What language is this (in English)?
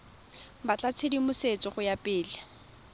Tswana